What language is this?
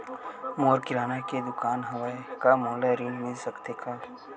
Chhattisgarhi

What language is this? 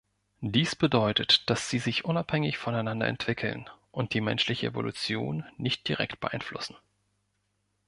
German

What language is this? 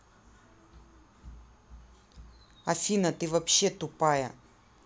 Russian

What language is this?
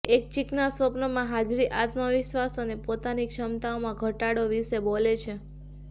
Gujarati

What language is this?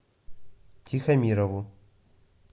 Russian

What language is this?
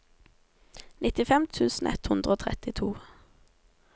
Norwegian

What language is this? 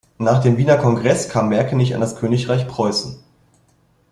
German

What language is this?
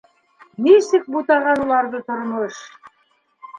Bashkir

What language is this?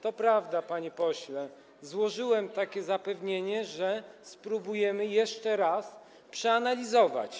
Polish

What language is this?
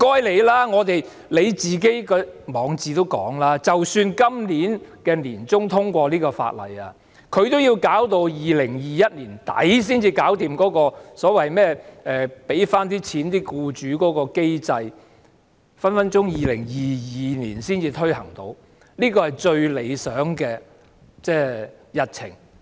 Cantonese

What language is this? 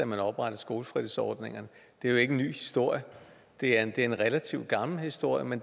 Danish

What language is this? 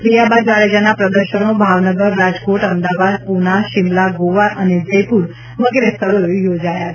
Gujarati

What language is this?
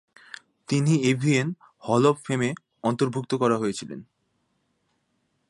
Bangla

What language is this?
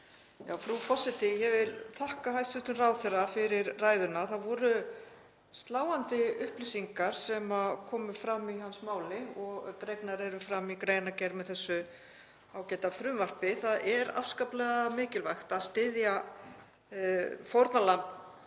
Icelandic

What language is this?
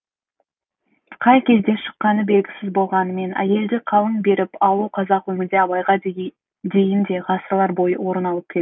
Kazakh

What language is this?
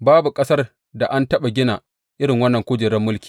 Hausa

